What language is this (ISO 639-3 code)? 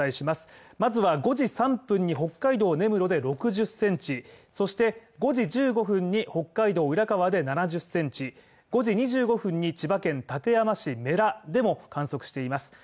jpn